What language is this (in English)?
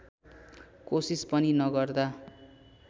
Nepali